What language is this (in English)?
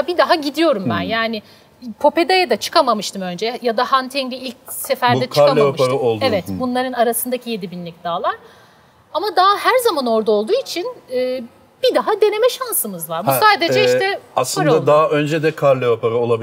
Turkish